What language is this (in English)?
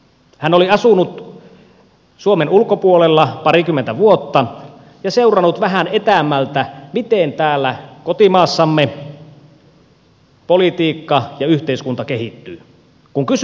Finnish